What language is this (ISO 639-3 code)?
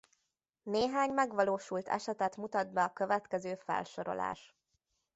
hun